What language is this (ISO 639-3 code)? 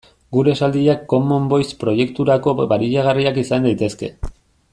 eus